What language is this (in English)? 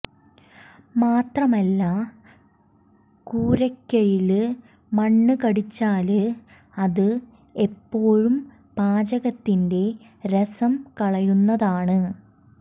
Malayalam